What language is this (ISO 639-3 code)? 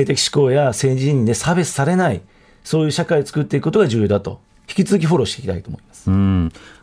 jpn